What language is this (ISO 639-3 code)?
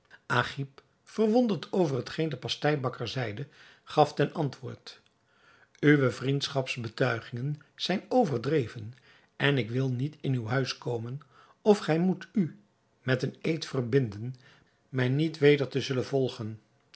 nld